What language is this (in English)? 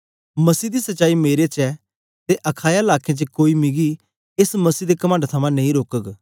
Dogri